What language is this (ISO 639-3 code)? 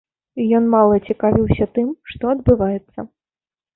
bel